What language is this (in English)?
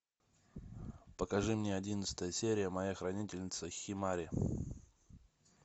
Russian